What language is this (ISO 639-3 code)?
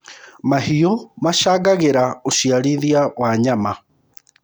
kik